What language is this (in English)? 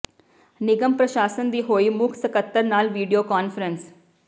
Punjabi